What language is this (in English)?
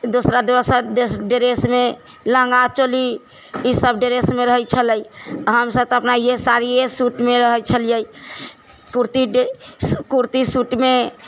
Maithili